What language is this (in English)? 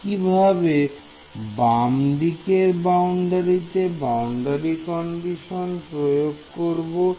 Bangla